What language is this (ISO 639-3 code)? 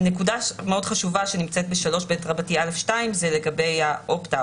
heb